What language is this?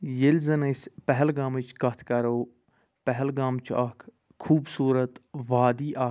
Kashmiri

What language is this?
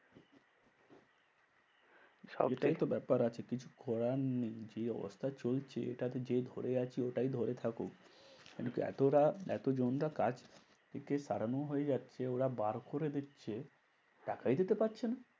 Bangla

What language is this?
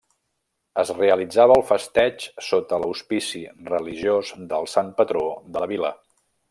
Catalan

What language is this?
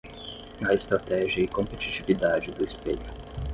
Portuguese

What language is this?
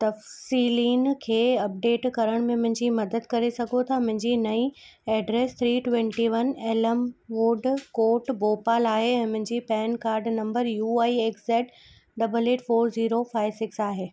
Sindhi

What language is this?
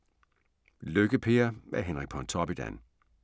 Danish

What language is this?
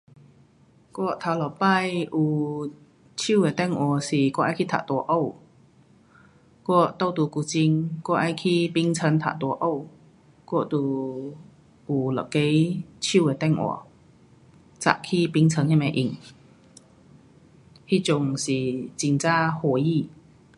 Pu-Xian Chinese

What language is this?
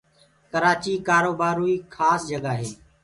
Gurgula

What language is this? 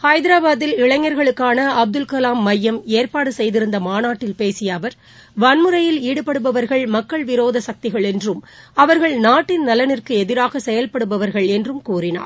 Tamil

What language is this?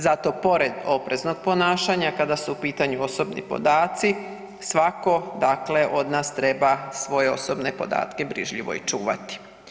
Croatian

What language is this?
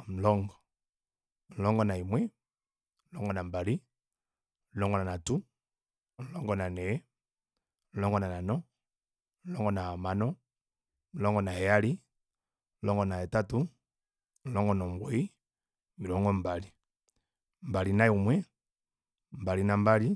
Kuanyama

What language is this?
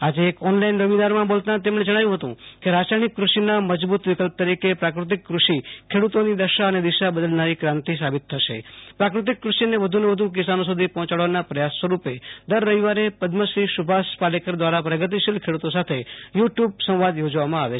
Gujarati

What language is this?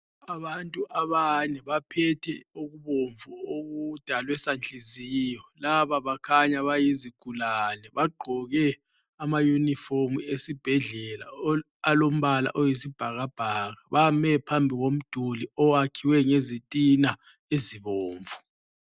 North Ndebele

